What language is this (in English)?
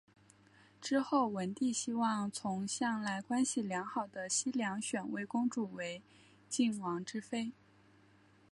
Chinese